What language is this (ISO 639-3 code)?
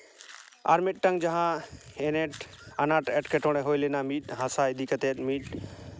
sat